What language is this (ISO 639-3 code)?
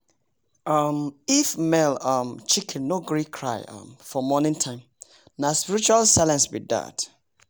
pcm